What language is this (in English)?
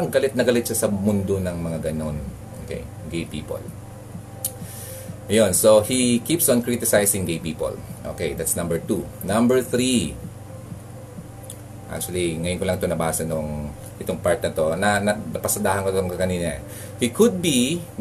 Filipino